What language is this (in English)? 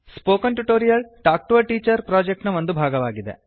Kannada